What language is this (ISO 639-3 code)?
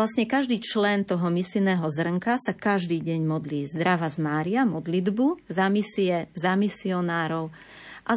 slk